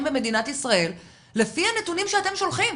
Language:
Hebrew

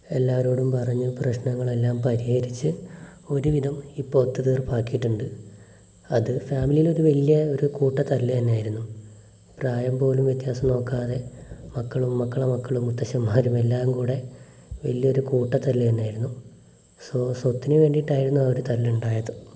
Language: Malayalam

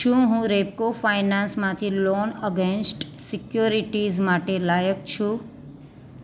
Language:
Gujarati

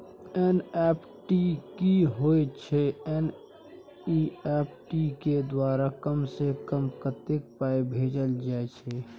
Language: Maithili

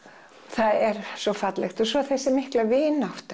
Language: Icelandic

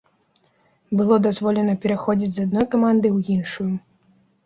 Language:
Belarusian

